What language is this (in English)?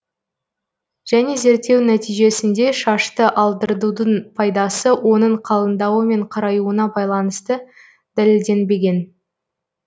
Kazakh